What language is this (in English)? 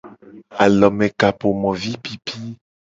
Gen